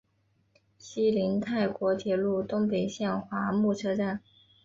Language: Chinese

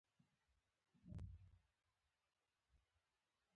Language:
Pashto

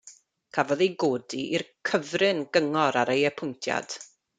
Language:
Welsh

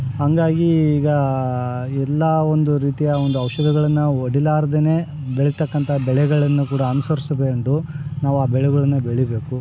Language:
Kannada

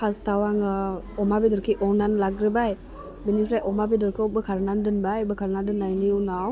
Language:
Bodo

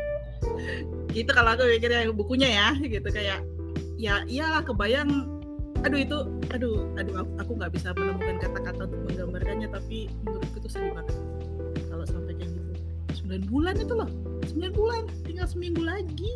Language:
Indonesian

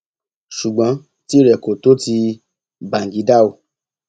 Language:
Yoruba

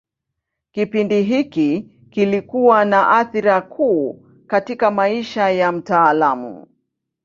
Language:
Swahili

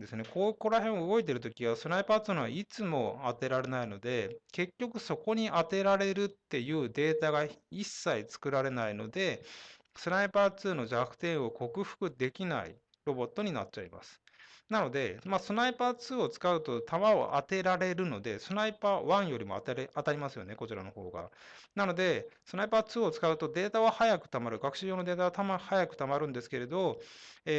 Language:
Japanese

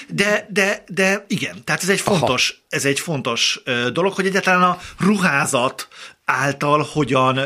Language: Hungarian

